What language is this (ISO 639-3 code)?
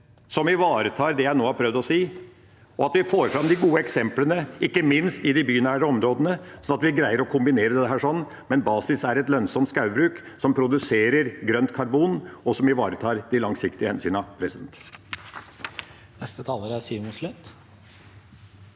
nor